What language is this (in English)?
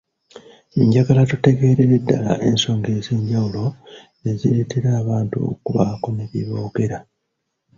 Ganda